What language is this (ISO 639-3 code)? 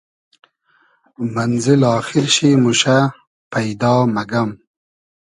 haz